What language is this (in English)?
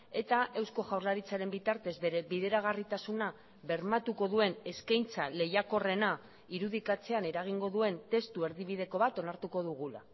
Basque